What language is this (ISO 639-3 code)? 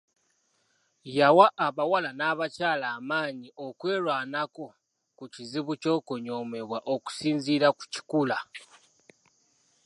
lug